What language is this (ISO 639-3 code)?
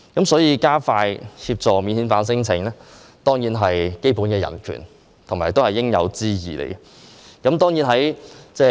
yue